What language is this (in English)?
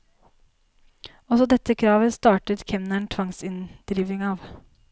Norwegian